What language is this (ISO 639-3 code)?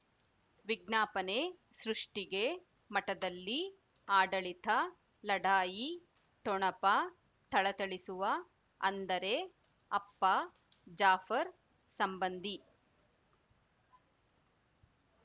kan